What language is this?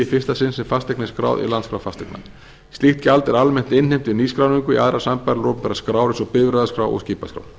Icelandic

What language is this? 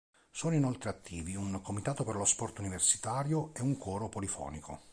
Italian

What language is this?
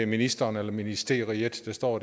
Danish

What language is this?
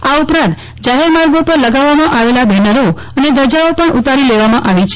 Gujarati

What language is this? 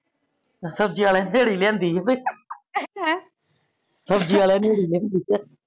Punjabi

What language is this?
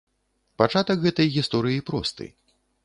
Belarusian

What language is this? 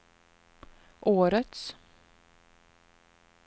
Swedish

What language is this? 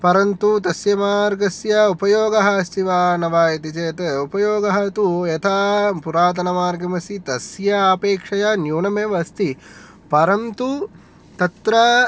Sanskrit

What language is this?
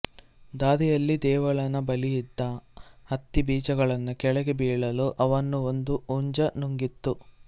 Kannada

